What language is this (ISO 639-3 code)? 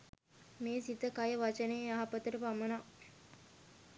sin